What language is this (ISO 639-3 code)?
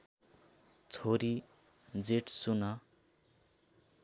nep